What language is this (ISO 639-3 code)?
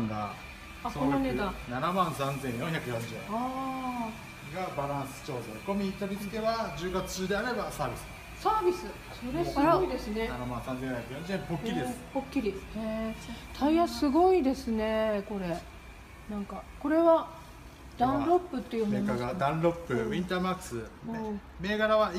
jpn